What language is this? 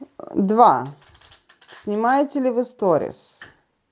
Russian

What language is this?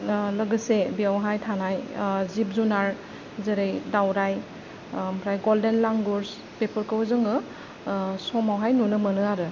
Bodo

